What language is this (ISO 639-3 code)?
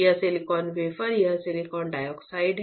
hin